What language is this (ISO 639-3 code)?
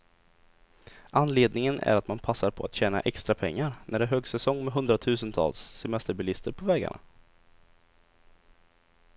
swe